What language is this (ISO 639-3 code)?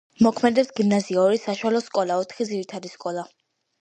kat